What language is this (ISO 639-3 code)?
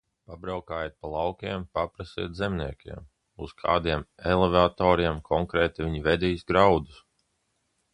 lav